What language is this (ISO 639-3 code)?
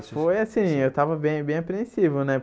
por